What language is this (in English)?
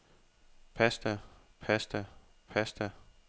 Danish